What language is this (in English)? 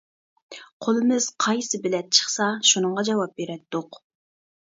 Uyghur